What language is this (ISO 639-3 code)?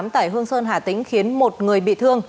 vie